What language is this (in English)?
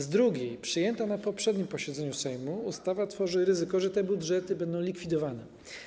Polish